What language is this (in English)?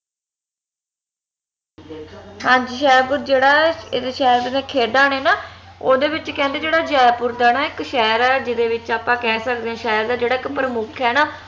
Punjabi